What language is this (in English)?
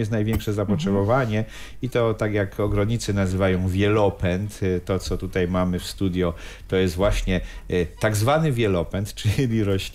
Polish